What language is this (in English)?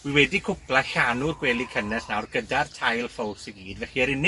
Welsh